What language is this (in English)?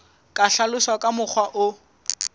Southern Sotho